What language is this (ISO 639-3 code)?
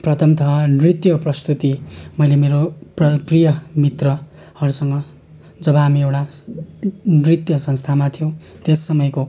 nep